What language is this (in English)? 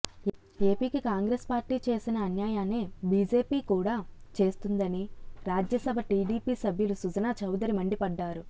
Telugu